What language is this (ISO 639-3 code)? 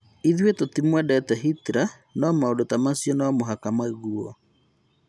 kik